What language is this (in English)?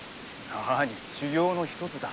Japanese